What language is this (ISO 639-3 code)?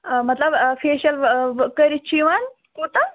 kas